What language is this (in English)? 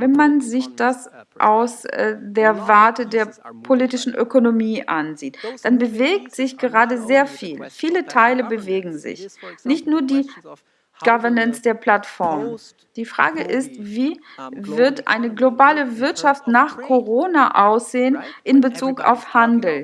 German